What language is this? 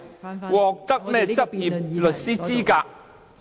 Cantonese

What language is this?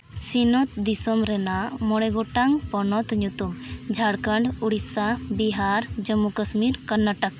Santali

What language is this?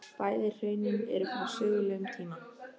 Icelandic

